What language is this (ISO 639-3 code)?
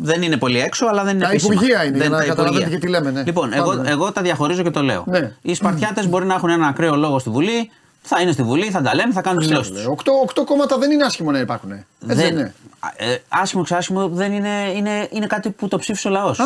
ell